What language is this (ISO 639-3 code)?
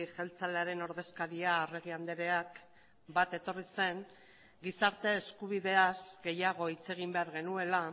eus